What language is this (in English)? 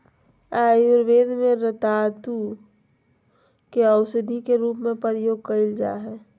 Magahi